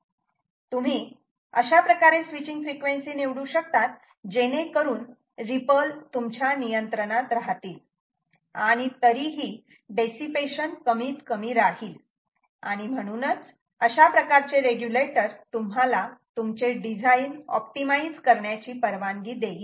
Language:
Marathi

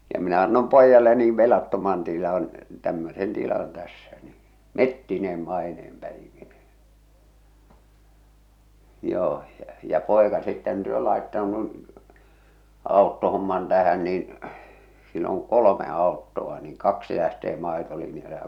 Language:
Finnish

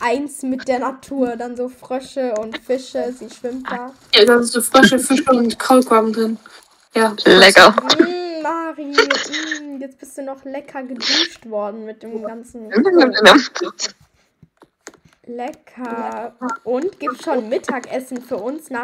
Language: German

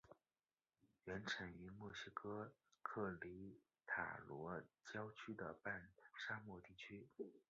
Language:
Chinese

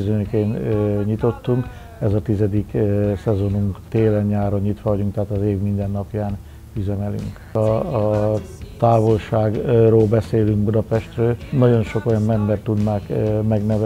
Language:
Hungarian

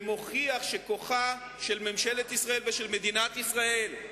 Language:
Hebrew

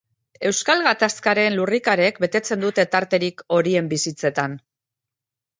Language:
Basque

